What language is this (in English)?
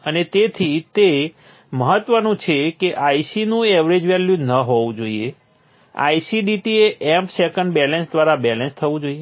Gujarati